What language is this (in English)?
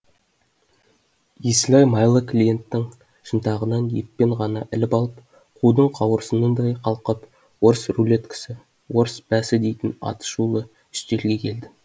Kazakh